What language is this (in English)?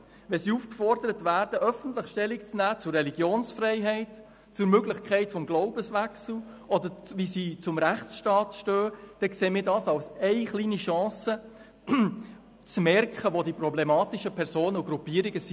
Swiss German